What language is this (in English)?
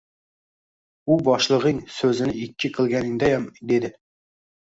Uzbek